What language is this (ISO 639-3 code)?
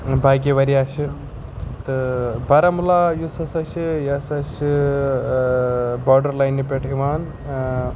kas